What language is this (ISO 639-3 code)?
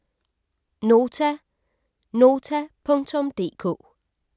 dan